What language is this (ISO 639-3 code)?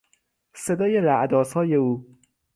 fas